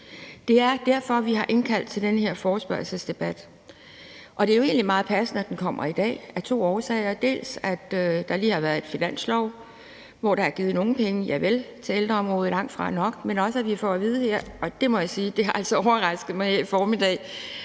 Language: Danish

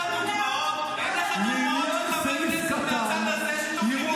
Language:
Hebrew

